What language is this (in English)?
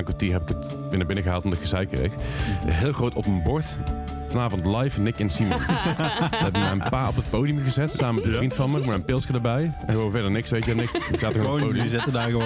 Dutch